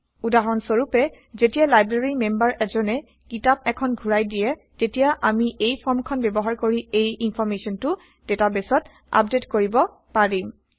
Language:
Assamese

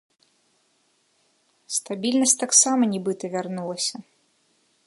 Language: Belarusian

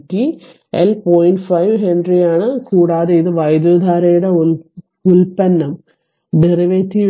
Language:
Malayalam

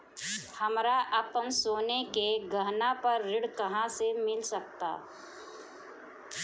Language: Bhojpuri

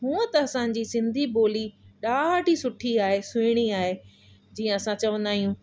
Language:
Sindhi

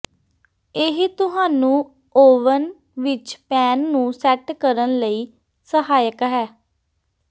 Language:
Punjabi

